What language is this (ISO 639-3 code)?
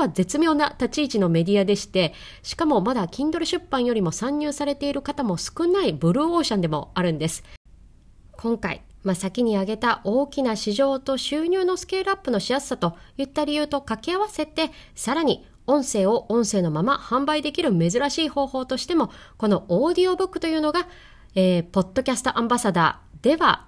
jpn